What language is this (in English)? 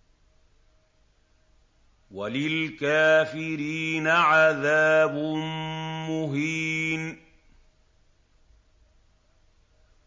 Arabic